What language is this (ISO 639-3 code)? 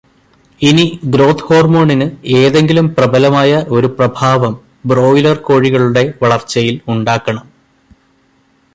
mal